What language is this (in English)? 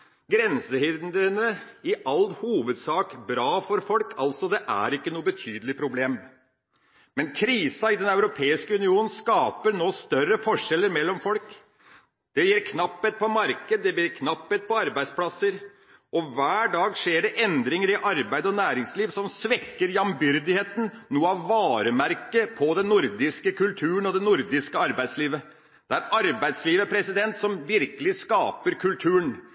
Norwegian Bokmål